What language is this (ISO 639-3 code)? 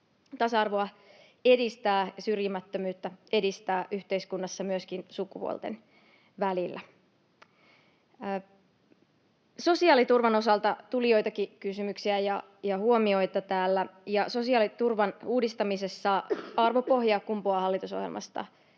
fin